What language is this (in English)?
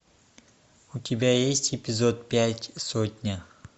Russian